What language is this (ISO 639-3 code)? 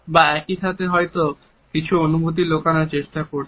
ben